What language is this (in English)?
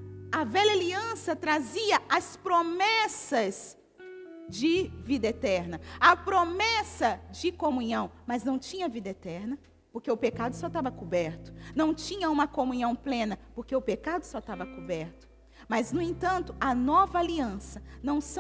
Portuguese